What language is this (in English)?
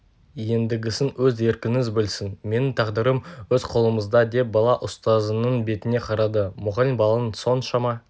Kazakh